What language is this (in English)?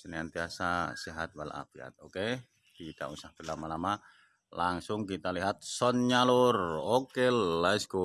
Indonesian